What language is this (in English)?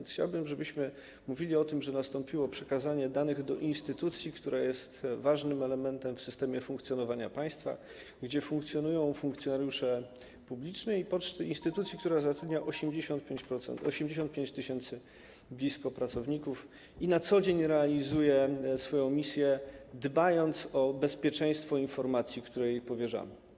Polish